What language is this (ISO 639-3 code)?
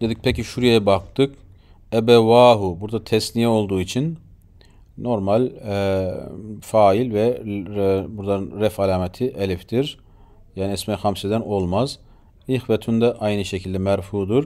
tur